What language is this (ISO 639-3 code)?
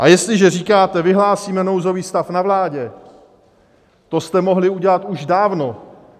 ces